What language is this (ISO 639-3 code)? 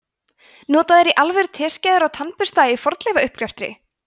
isl